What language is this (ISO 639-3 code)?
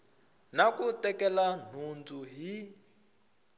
tso